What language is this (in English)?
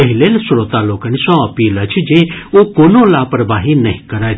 Maithili